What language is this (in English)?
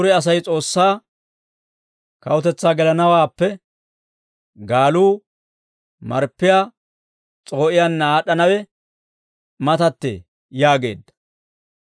Dawro